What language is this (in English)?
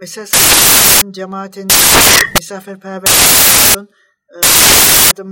Turkish